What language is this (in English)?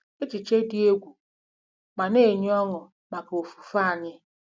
Igbo